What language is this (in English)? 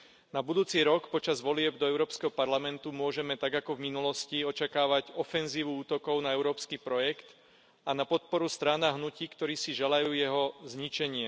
Slovak